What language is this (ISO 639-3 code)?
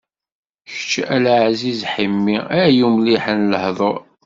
kab